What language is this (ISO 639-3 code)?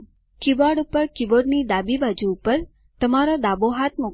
guj